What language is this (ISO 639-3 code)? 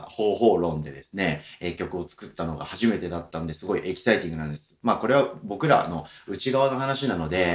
jpn